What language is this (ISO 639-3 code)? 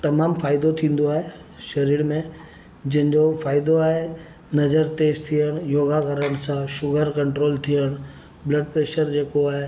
snd